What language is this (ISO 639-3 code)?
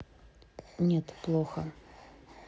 rus